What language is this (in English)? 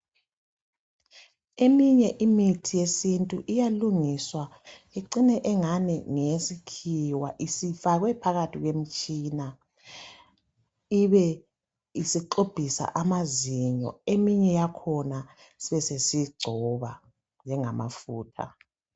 North Ndebele